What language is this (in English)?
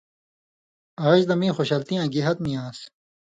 Indus Kohistani